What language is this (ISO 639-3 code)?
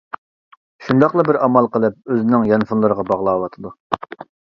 uig